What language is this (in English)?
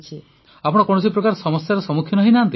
Odia